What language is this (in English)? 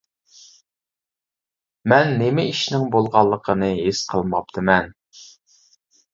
Uyghur